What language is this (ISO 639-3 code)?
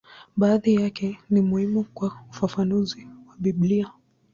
swa